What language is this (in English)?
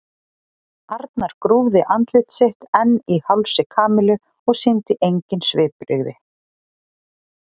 Icelandic